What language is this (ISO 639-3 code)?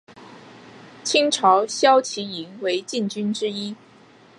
zho